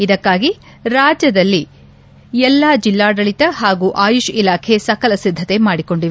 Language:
Kannada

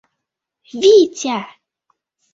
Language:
Mari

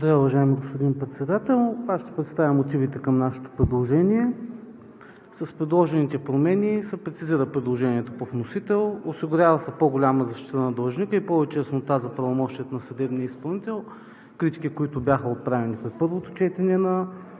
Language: Bulgarian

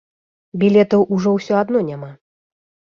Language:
Belarusian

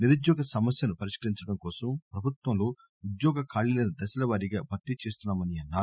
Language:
Telugu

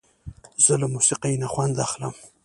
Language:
Pashto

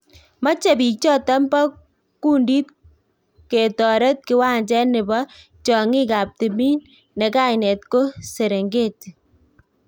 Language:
Kalenjin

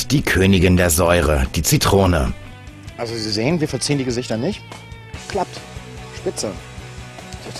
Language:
German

